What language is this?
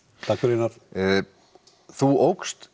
Icelandic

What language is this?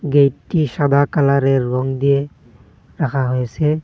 Bangla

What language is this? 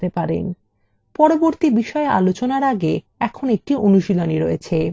Bangla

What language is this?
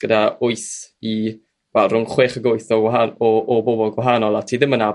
Welsh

